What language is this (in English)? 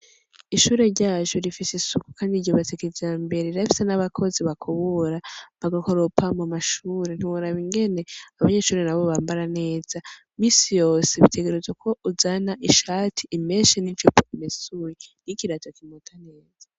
Rundi